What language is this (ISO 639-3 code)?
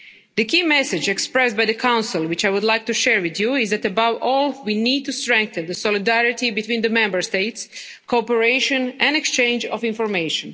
eng